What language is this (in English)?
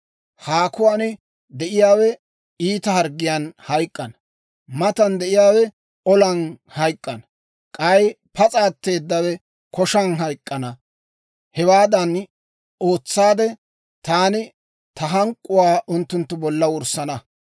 Dawro